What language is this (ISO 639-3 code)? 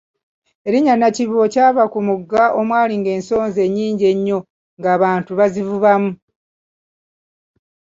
lug